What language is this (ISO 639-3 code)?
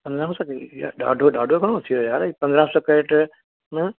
snd